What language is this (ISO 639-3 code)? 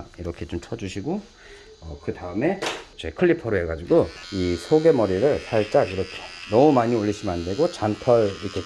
kor